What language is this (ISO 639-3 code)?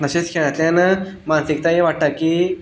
kok